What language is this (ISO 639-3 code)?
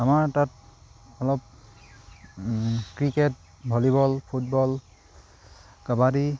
asm